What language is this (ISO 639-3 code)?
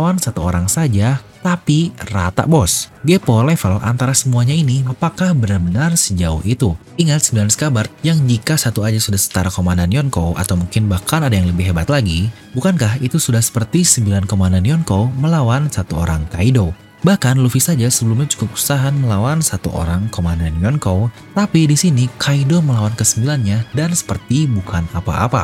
ind